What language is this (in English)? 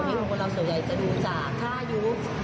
Thai